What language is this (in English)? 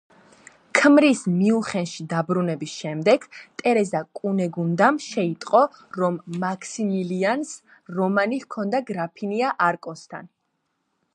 Georgian